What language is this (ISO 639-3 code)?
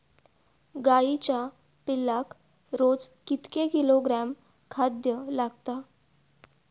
mar